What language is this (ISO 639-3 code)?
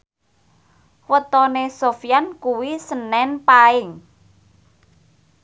jav